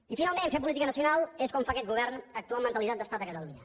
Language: Catalan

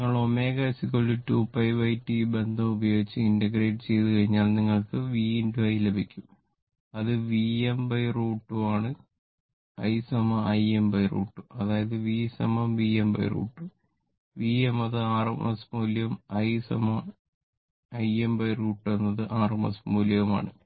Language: Malayalam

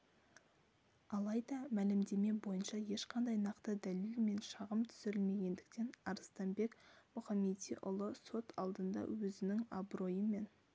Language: Kazakh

